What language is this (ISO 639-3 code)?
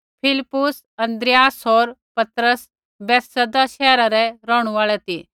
kfx